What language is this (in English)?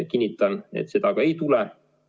Estonian